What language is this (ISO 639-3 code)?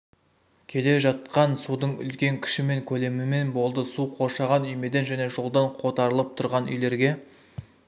kaz